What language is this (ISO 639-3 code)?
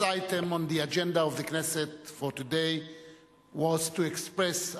heb